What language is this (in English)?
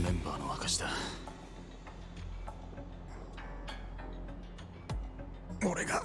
Japanese